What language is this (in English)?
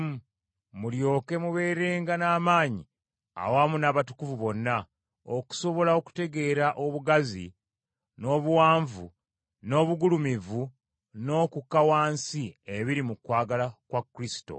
Ganda